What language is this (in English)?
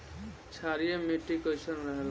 Bhojpuri